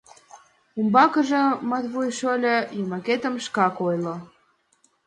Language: Mari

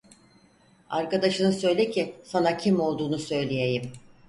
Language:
Turkish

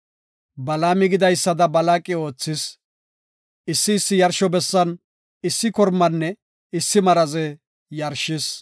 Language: Gofa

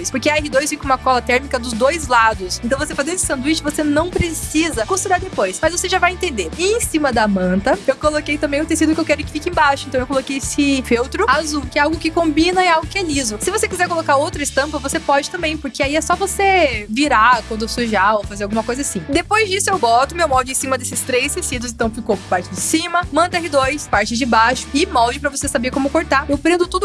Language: Portuguese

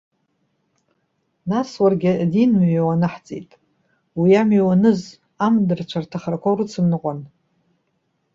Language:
Abkhazian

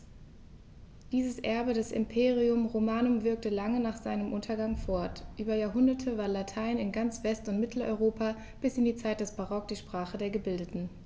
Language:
German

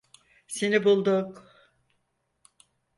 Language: Turkish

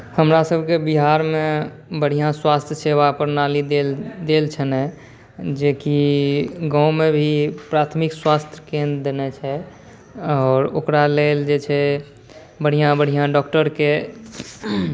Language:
Maithili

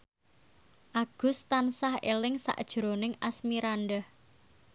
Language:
Javanese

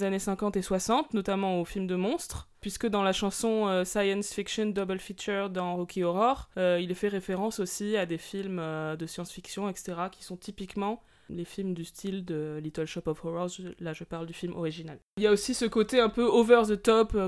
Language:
French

